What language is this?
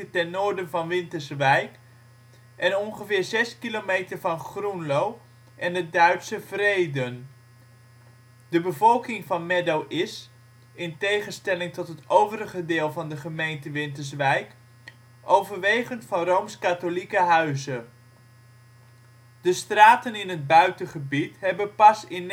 Dutch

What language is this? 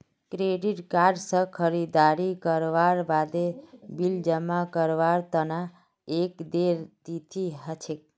Magahi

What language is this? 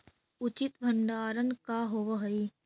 Magahi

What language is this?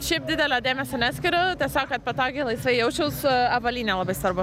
Lithuanian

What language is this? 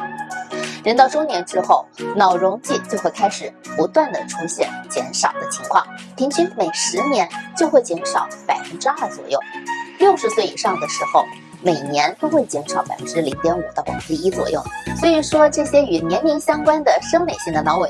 Chinese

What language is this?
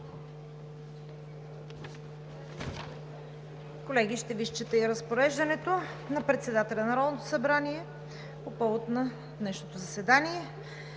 Bulgarian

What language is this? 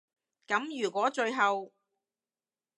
Cantonese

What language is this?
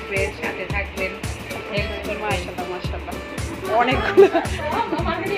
Arabic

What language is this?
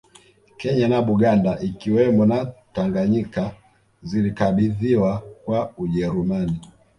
Swahili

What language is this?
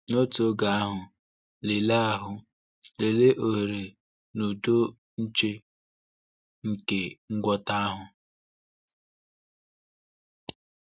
Igbo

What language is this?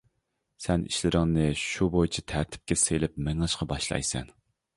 Uyghur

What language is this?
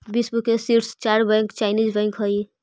Magahi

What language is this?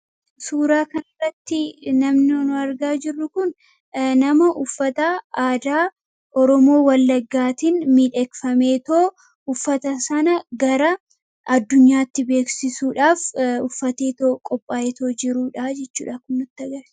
Oromo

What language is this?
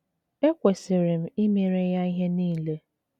Igbo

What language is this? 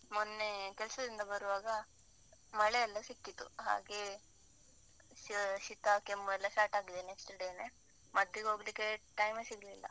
Kannada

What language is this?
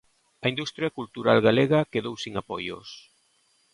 Galician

